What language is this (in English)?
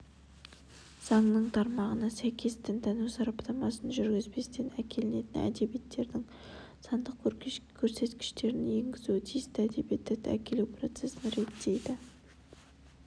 Kazakh